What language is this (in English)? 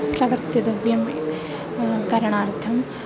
Sanskrit